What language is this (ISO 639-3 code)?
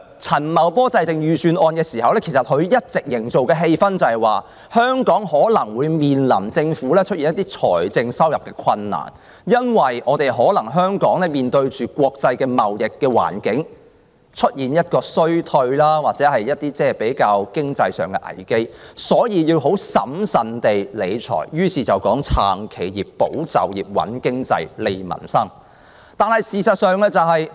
yue